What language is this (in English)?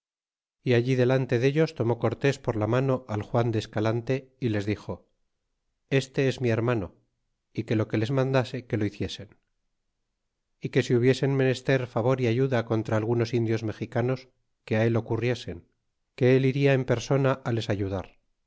Spanish